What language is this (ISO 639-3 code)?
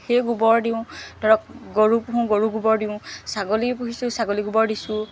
asm